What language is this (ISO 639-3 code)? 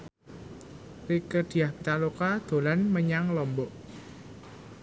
jav